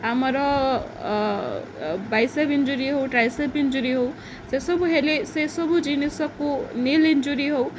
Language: Odia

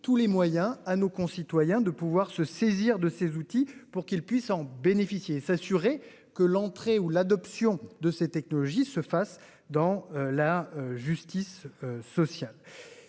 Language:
French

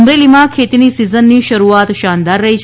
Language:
Gujarati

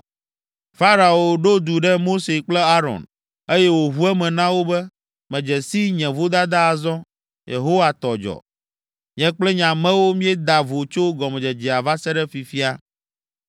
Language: Ewe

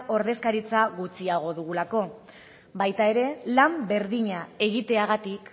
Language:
Basque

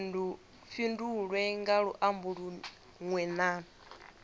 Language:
Venda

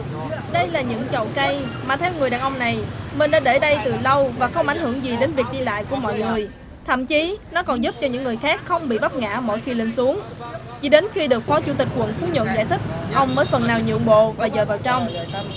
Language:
Vietnamese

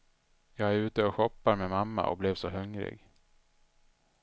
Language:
Swedish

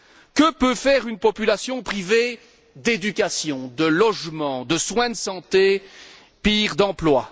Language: French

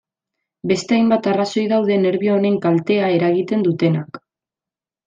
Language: Basque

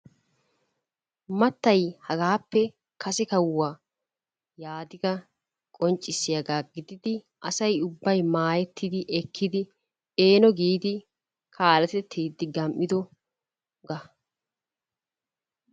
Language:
Wolaytta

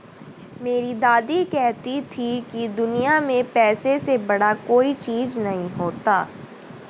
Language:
Hindi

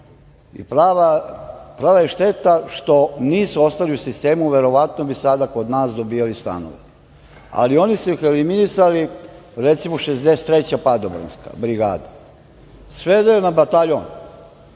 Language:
Serbian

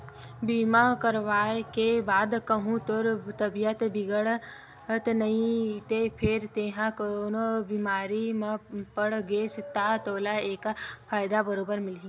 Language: Chhattisgarhi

